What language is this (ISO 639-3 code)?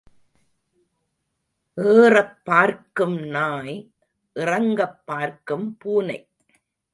tam